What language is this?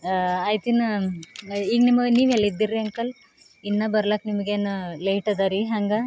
Kannada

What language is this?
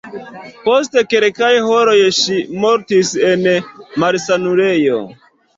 Esperanto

